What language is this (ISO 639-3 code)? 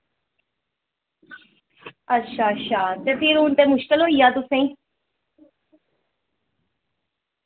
doi